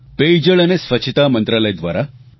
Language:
Gujarati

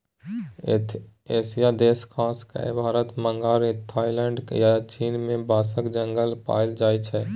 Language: Maithili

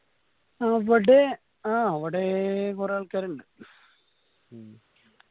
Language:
Malayalam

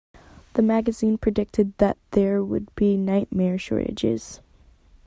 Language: English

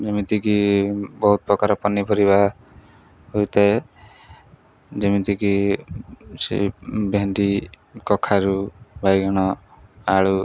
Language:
Odia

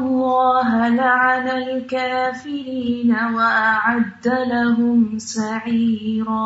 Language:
Urdu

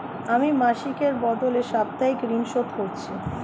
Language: Bangla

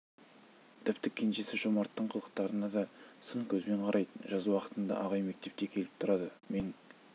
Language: Kazakh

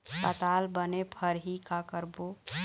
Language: Chhattisgarhi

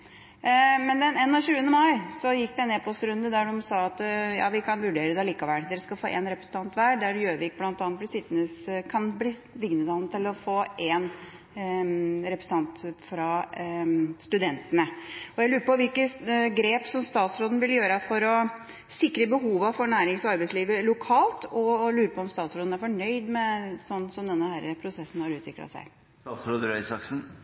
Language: Norwegian Bokmål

